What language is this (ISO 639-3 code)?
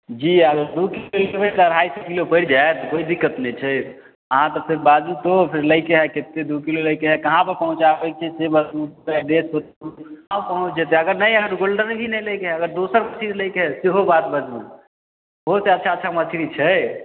mai